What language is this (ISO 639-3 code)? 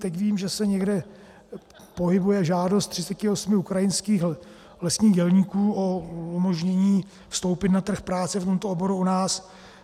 ces